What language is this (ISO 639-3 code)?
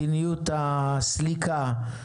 heb